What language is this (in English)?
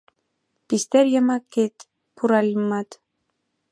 Mari